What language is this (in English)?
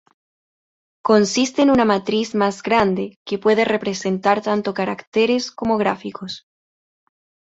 Spanish